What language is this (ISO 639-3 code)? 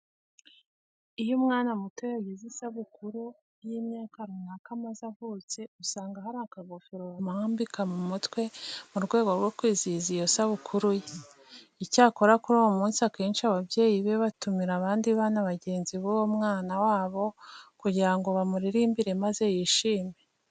kin